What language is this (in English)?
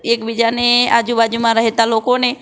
Gujarati